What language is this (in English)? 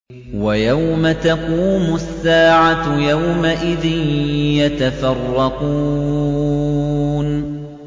Arabic